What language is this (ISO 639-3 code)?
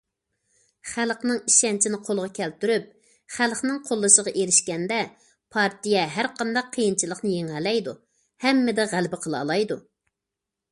uig